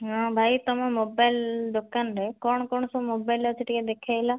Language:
Odia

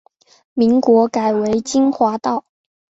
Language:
Chinese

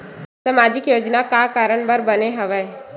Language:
Chhattisgarhi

